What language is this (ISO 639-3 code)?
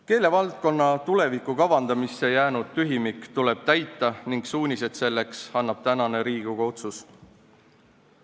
est